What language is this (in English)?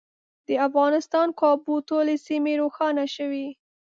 Pashto